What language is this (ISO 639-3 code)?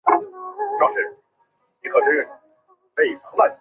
zho